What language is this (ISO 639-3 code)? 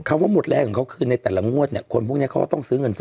tha